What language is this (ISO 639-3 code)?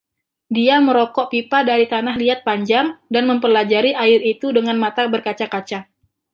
ind